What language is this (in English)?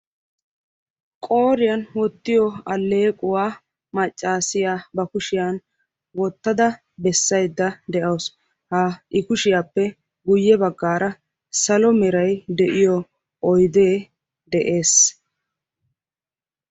Wolaytta